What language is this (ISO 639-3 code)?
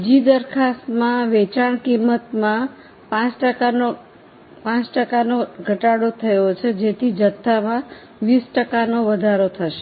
guj